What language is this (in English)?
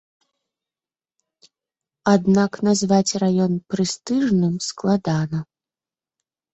Belarusian